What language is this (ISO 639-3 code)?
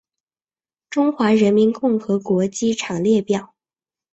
zho